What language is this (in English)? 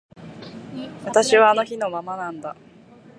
Japanese